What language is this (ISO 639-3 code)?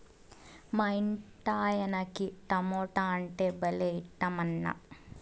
tel